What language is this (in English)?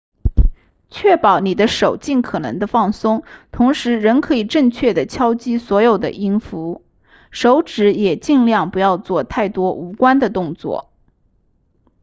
Chinese